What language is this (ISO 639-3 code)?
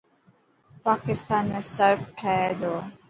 mki